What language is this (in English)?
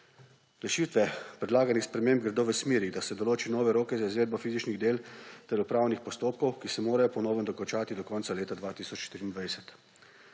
Slovenian